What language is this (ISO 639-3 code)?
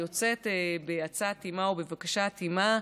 heb